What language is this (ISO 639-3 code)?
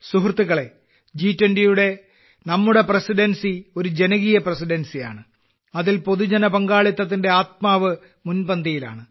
mal